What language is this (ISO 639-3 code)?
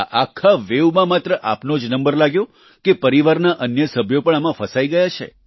guj